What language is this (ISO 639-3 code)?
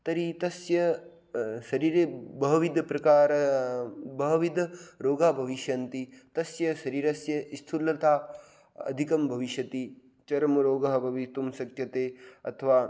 san